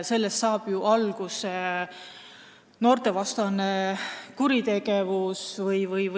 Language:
Estonian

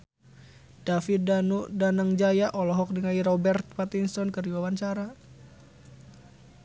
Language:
Sundanese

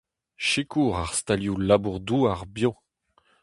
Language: Breton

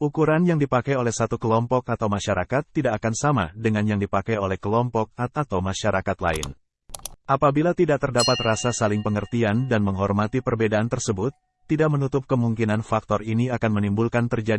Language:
Indonesian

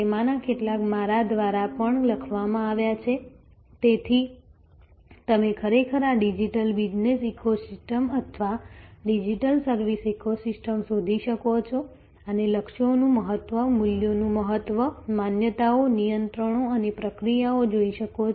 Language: Gujarati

